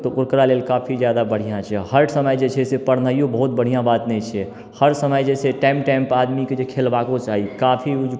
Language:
Maithili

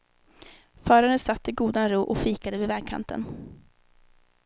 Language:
Swedish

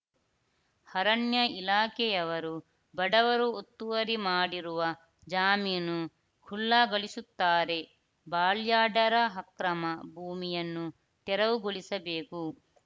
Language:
Kannada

